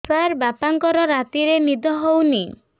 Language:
Odia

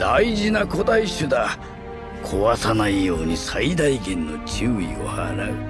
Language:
Japanese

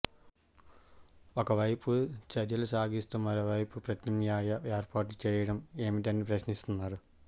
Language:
Telugu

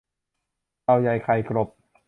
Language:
Thai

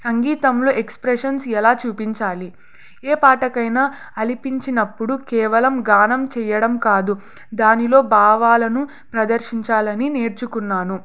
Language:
Telugu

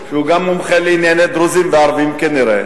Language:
Hebrew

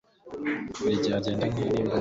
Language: Kinyarwanda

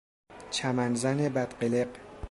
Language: Persian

